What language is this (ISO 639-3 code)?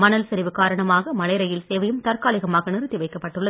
tam